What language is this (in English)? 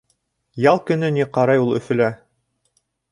Bashkir